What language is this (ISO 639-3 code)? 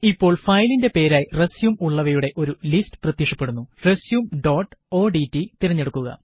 mal